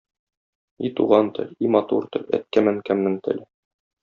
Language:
Tatar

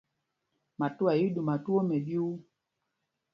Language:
Mpumpong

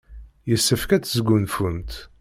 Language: Kabyle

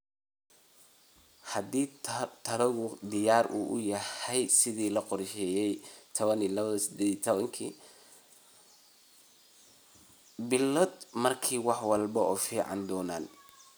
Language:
Somali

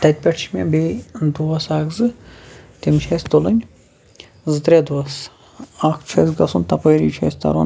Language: Kashmiri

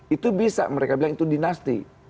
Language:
Indonesian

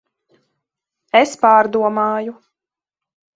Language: Latvian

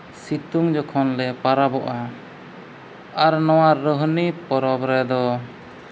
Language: Santali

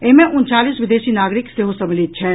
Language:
Maithili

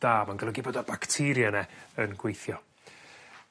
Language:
Welsh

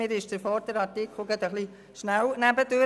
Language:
Swiss German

